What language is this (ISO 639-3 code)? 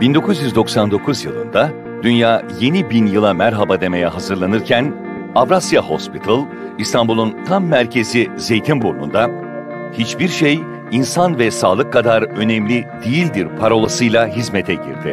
tur